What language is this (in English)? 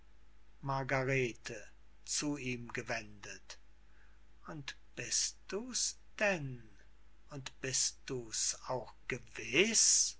German